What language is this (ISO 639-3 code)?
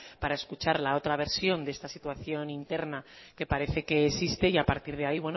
spa